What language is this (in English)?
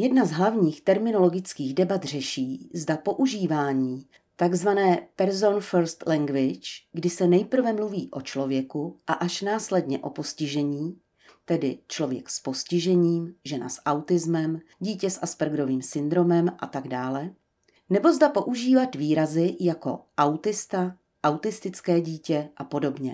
Czech